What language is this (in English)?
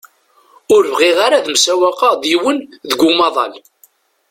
Kabyle